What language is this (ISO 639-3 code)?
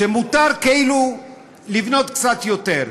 heb